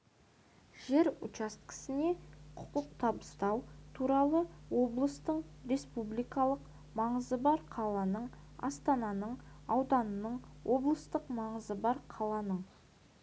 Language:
Kazakh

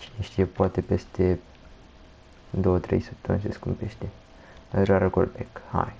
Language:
Romanian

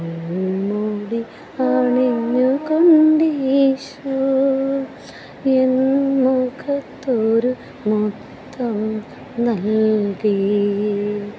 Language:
Malayalam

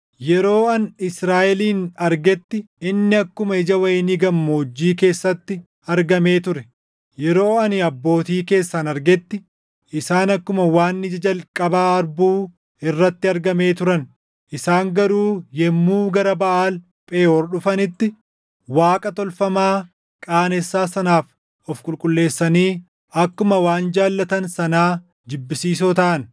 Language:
Oromo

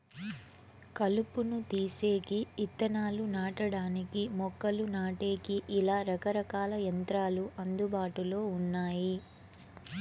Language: Telugu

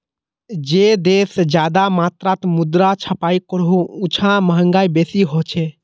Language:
Magahi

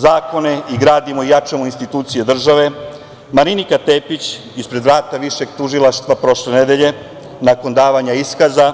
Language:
Serbian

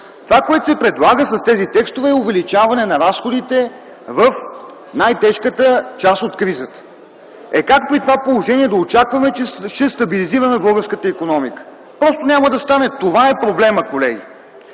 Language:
Bulgarian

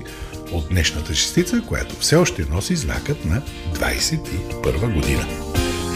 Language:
Bulgarian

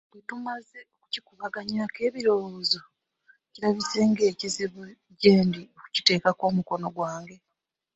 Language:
Ganda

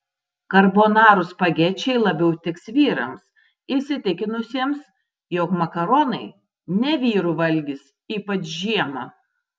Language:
Lithuanian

